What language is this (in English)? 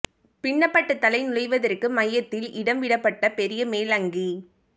Tamil